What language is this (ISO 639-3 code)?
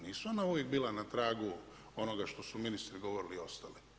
hrv